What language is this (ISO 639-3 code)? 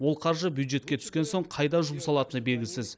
kaz